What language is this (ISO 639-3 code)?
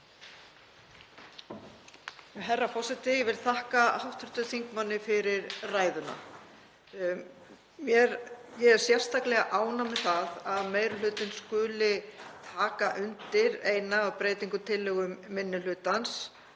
isl